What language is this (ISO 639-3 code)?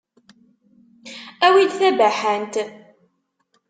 kab